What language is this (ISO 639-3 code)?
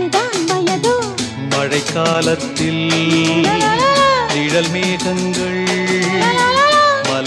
tam